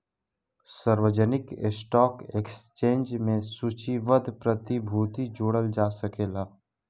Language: Bhojpuri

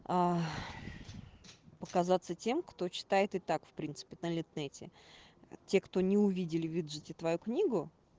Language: Russian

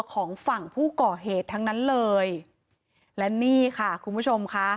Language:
Thai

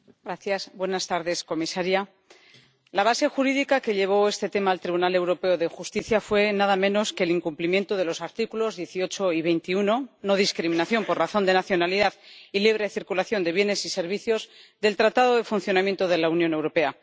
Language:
Spanish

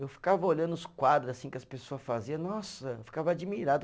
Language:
Portuguese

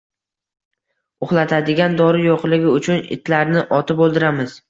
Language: Uzbek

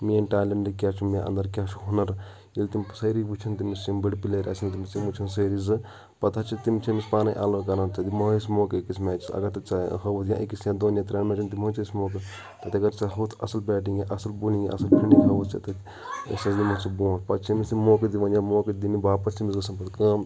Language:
Kashmiri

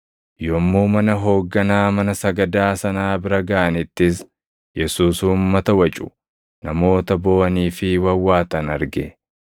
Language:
Oromo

